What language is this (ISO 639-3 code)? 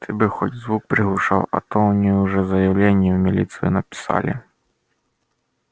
rus